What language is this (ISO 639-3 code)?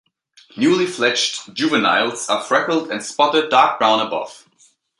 eng